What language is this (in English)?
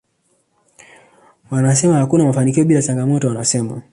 Swahili